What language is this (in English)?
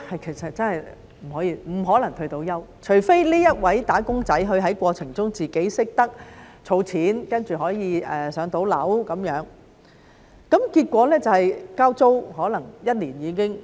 Cantonese